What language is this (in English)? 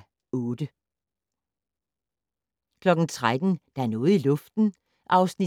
Danish